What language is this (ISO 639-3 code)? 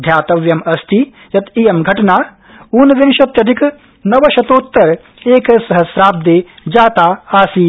san